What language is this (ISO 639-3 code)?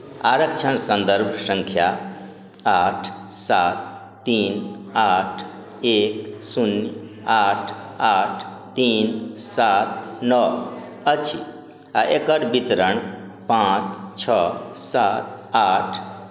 mai